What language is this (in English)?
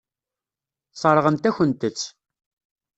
Kabyle